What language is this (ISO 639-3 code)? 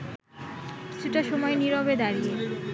ben